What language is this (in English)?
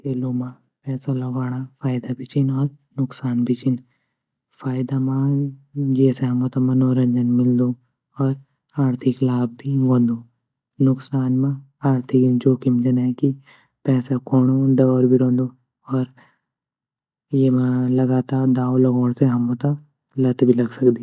Garhwali